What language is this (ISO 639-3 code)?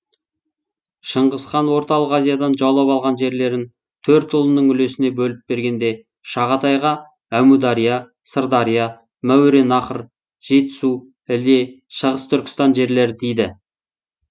kaz